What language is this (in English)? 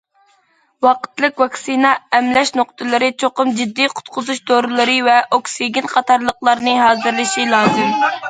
Uyghur